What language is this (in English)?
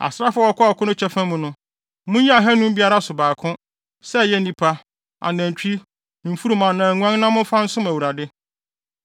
Akan